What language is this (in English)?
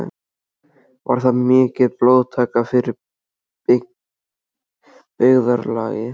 Icelandic